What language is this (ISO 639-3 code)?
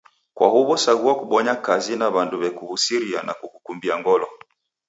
dav